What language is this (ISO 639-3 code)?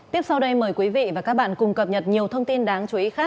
vie